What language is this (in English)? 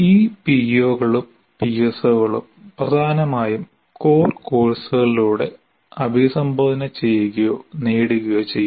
Malayalam